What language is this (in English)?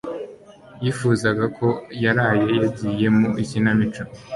Kinyarwanda